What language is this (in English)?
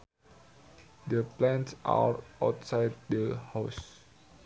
Sundanese